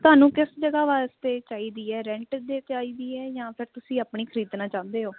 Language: Punjabi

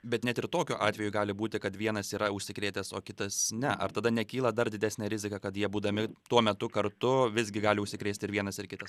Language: Lithuanian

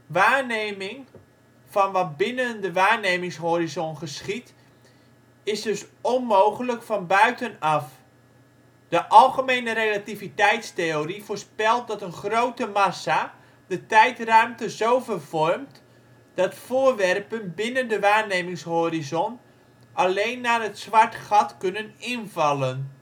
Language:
Dutch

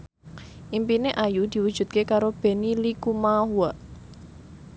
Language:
Javanese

